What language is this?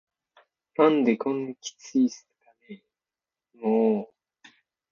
Japanese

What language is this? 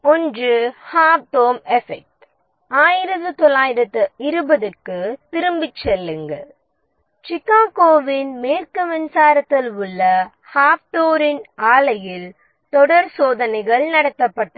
Tamil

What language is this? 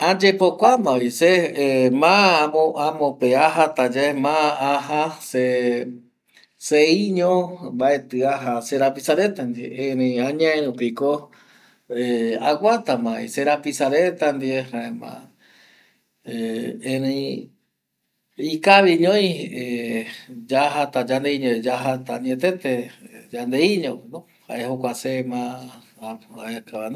Eastern Bolivian Guaraní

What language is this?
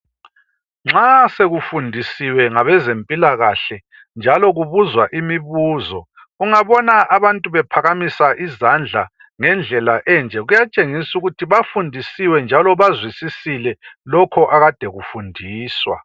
North Ndebele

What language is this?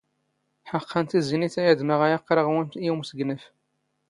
Standard Moroccan Tamazight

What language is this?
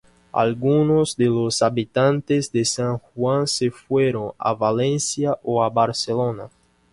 Spanish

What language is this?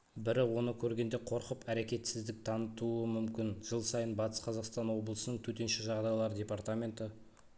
Kazakh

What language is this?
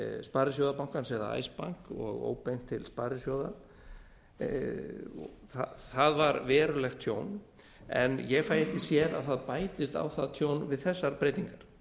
Icelandic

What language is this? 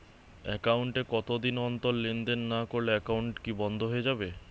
Bangla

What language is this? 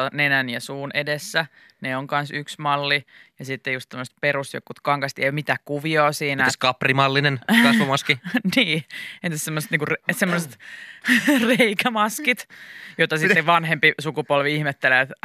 Finnish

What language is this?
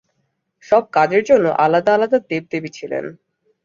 Bangla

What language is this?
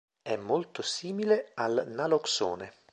Italian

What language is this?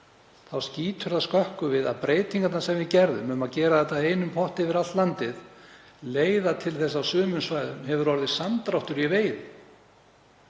Icelandic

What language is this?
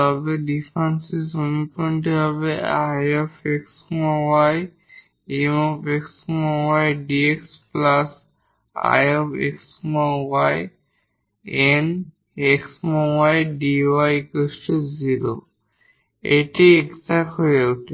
Bangla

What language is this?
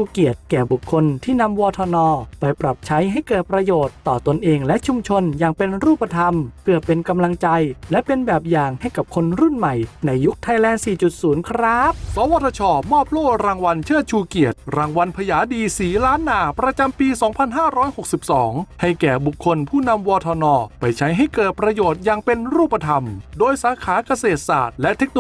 Thai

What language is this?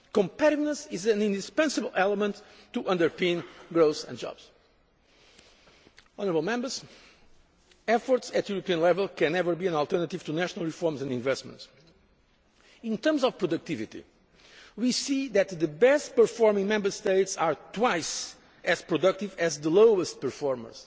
English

